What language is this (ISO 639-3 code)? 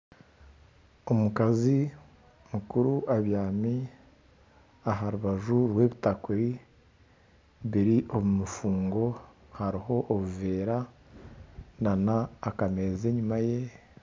nyn